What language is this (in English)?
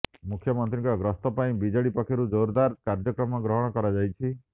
Odia